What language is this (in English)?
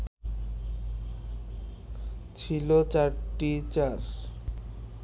Bangla